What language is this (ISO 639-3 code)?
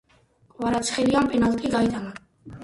kat